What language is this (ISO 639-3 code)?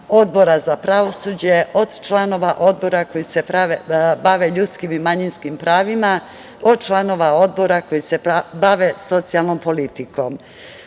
srp